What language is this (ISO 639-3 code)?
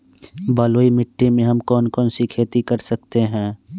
mag